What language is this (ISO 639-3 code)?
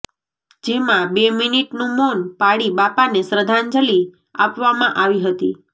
guj